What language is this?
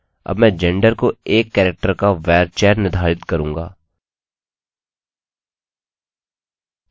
Hindi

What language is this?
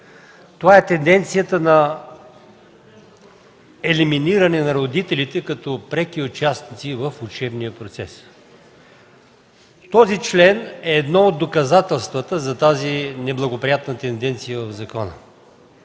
Bulgarian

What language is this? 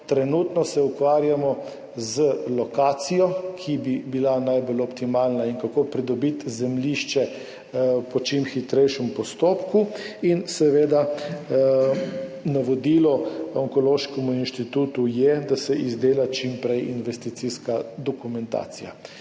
Slovenian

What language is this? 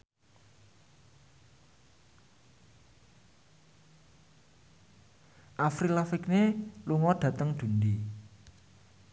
Javanese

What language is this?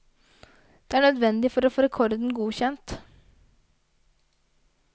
Norwegian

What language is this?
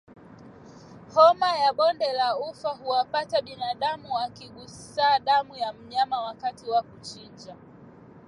Swahili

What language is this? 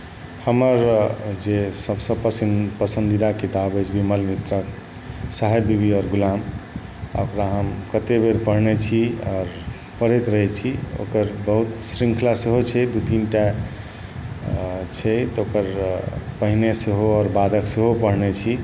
Maithili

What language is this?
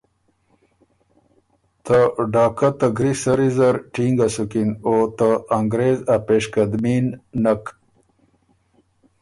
Ormuri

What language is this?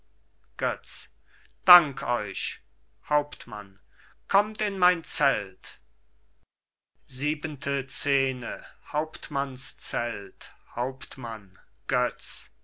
German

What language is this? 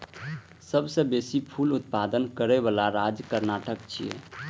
Maithili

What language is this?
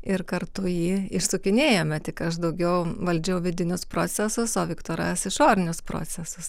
Lithuanian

